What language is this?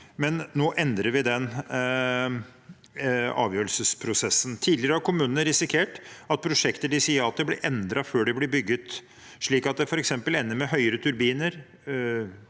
Norwegian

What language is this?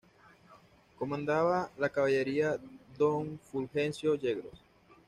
Spanish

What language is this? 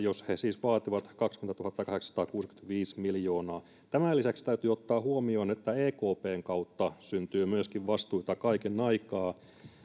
Finnish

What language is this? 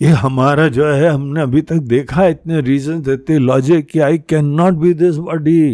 Hindi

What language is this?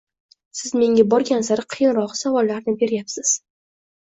Uzbek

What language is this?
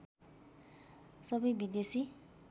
Nepali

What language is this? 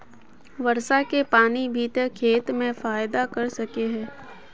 Magahi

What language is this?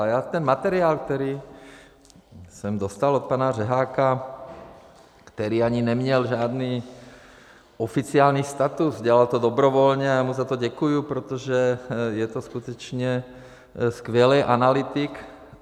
Czech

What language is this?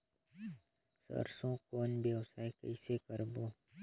Chhattisgarhi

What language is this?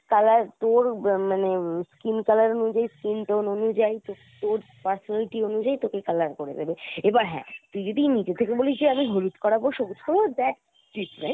Bangla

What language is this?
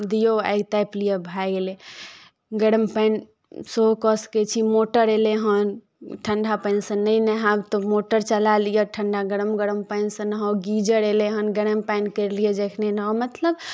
Maithili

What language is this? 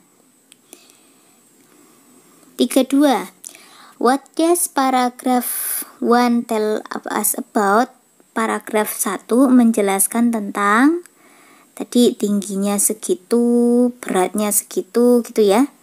Indonesian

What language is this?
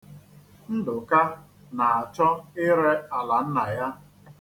Igbo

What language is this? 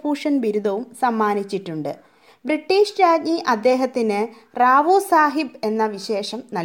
Malayalam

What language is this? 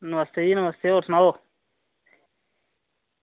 Dogri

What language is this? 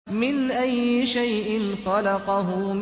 Arabic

